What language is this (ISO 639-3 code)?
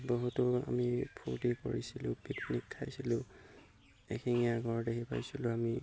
asm